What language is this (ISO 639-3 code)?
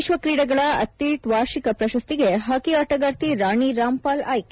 kan